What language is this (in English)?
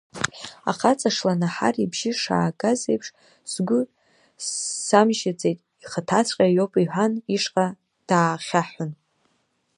Abkhazian